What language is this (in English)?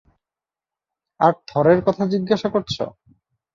Bangla